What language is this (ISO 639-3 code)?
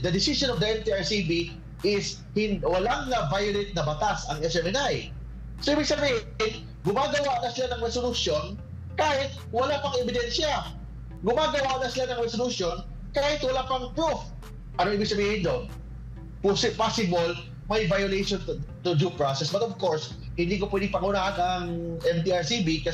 fil